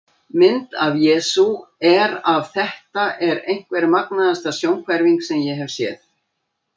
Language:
Icelandic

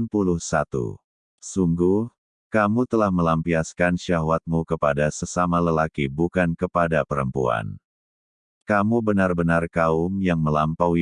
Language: Indonesian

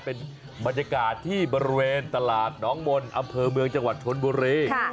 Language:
Thai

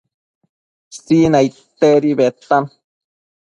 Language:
Matsés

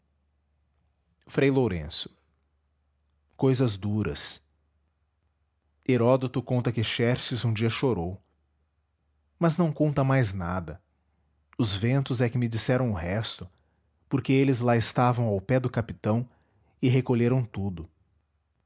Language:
Portuguese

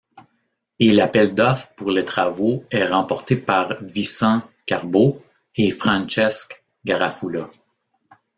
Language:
French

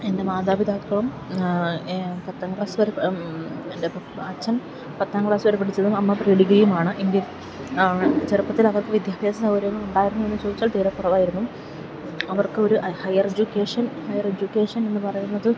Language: Malayalam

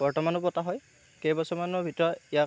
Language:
Assamese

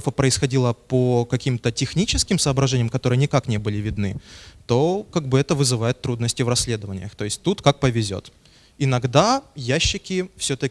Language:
Russian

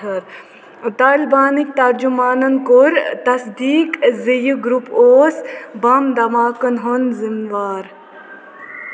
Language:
Kashmiri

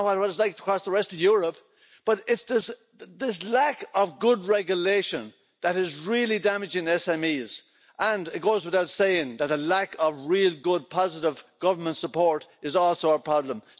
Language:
English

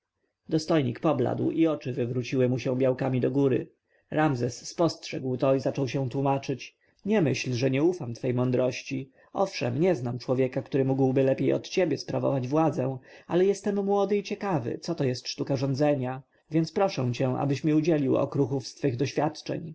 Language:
Polish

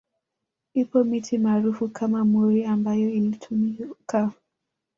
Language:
Swahili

